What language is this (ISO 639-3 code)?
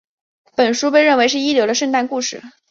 zho